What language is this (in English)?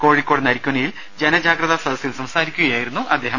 Malayalam